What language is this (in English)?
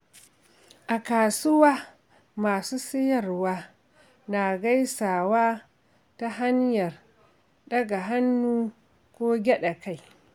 Hausa